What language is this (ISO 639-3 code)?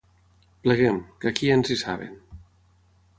cat